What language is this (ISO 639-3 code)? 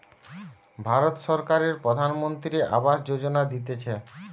ben